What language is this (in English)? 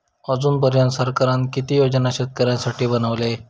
Marathi